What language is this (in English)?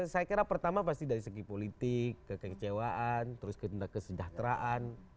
Indonesian